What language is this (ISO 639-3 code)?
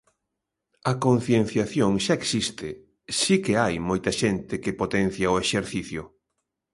glg